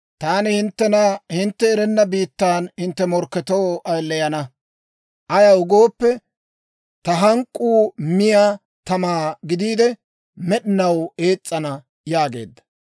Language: Dawro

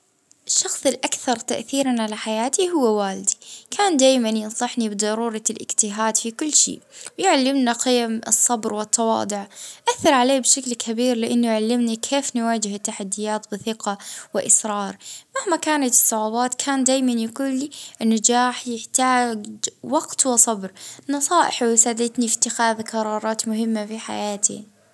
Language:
Libyan Arabic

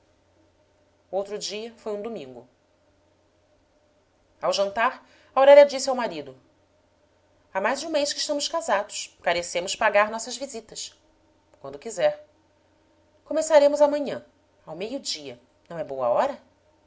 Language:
Portuguese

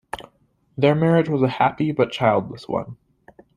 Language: English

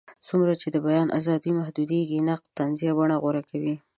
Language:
Pashto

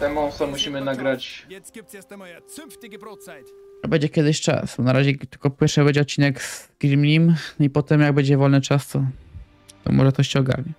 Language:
Polish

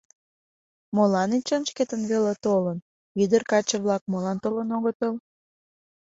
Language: Mari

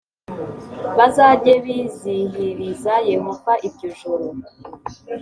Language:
Kinyarwanda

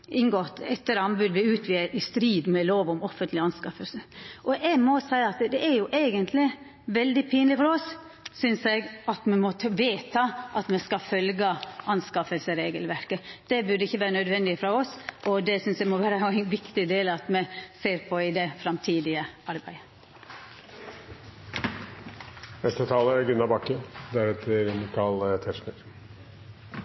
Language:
Norwegian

